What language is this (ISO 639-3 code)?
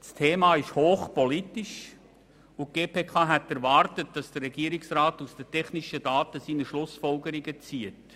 gsw